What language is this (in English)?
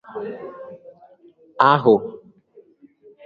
Igbo